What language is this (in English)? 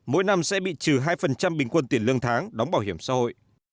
Vietnamese